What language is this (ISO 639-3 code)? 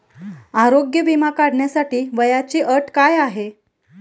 mar